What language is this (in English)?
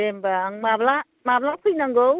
Bodo